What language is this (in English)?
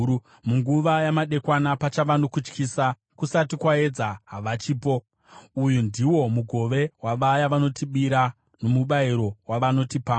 Shona